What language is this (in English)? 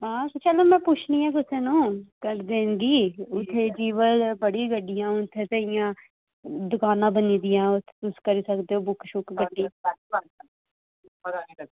Dogri